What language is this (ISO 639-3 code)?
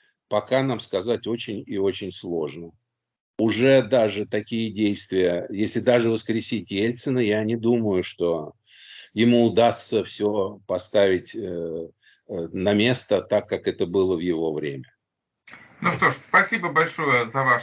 rus